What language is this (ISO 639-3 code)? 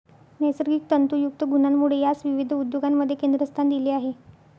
mar